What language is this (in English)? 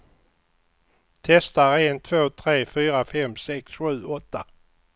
Swedish